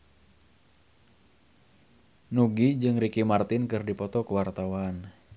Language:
Sundanese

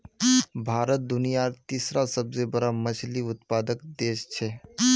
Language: Magahi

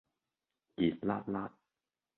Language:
Cantonese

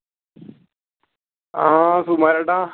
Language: Malayalam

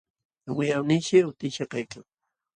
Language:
Jauja Wanca Quechua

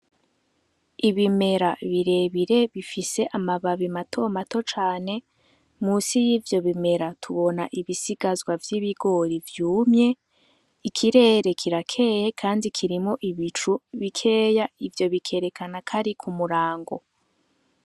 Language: Rundi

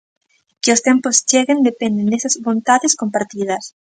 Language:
Galician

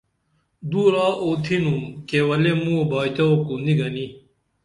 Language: Dameli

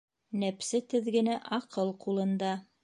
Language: Bashkir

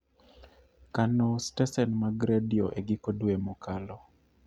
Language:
Luo (Kenya and Tanzania)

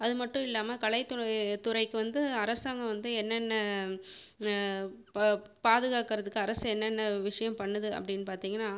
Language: Tamil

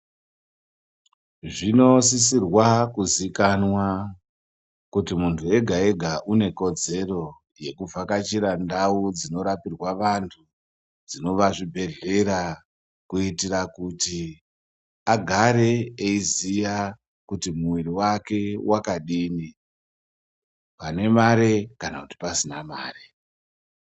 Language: Ndau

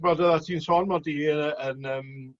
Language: Welsh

